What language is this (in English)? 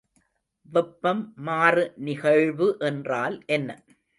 Tamil